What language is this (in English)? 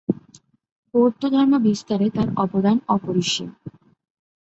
Bangla